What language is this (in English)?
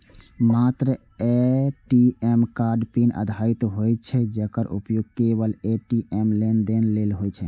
Maithili